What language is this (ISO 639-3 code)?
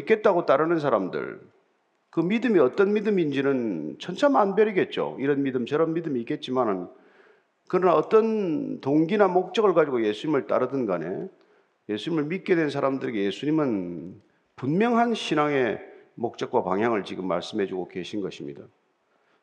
kor